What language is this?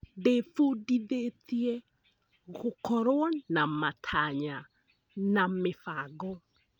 Kikuyu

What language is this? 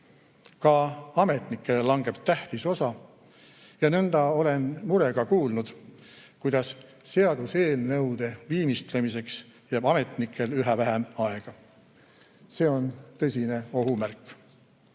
Estonian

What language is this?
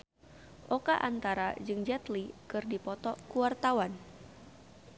Sundanese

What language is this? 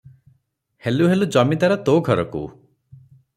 Odia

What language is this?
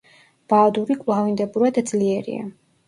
Georgian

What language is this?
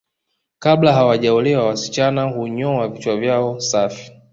Swahili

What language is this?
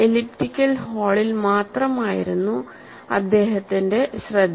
Malayalam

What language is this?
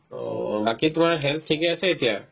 Assamese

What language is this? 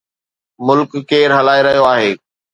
Sindhi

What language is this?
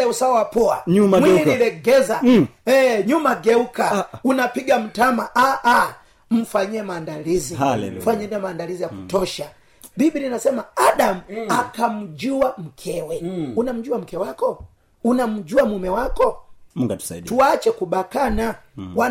Swahili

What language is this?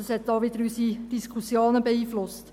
Swiss German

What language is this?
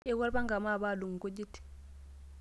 Masai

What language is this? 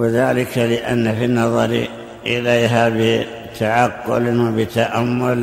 Arabic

